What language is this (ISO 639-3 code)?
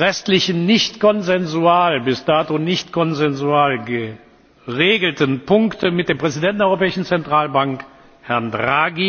deu